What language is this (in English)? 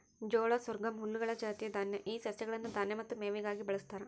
Kannada